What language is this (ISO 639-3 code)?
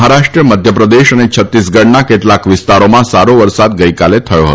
guj